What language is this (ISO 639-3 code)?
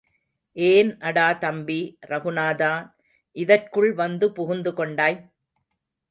tam